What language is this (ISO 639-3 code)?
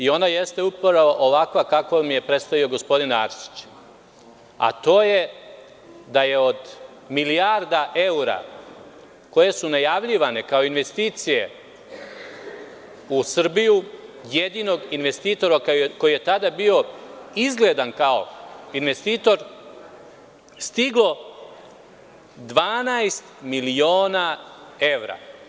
srp